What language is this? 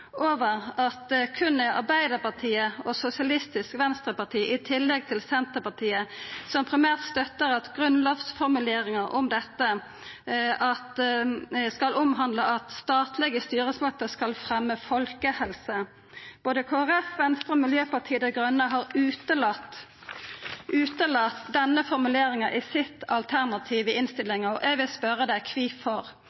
Norwegian Nynorsk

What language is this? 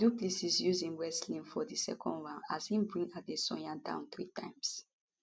Nigerian Pidgin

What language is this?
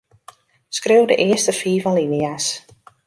Western Frisian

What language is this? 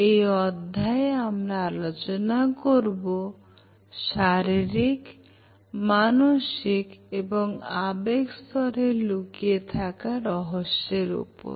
Bangla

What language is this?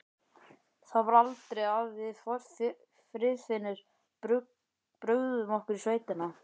Icelandic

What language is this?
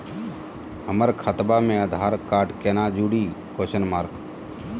Magahi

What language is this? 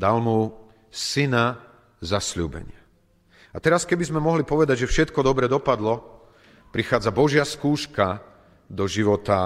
Slovak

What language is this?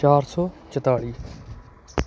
Punjabi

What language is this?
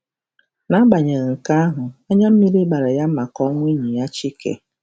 Igbo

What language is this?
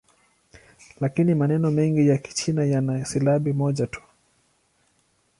Swahili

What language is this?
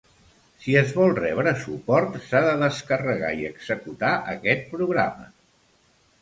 Catalan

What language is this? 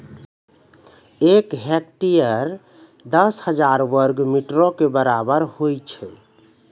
Maithili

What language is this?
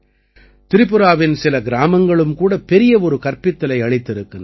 Tamil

